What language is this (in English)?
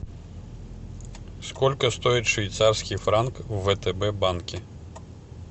Russian